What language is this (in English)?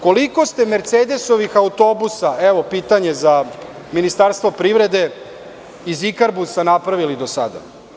Serbian